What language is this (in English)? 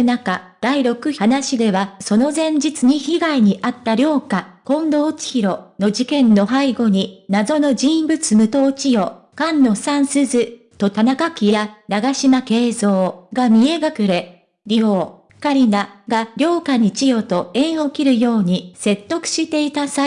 Japanese